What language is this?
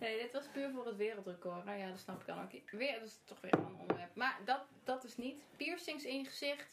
Dutch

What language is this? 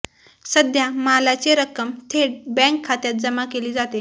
Marathi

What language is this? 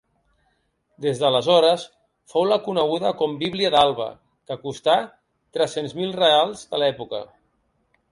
Catalan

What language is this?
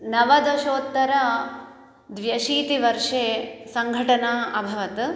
Sanskrit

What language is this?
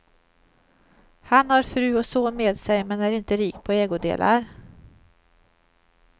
Swedish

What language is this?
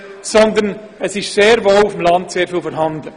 Swiss German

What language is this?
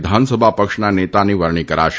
Gujarati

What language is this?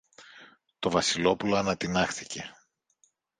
Greek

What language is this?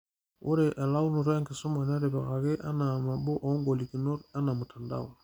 Masai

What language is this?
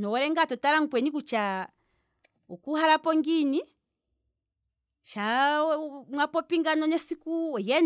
Kwambi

